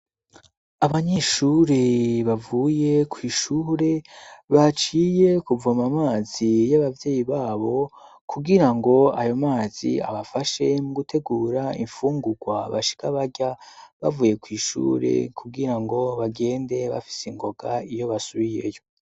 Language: Rundi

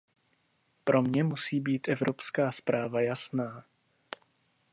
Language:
Czech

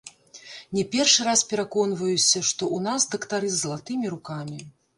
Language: Belarusian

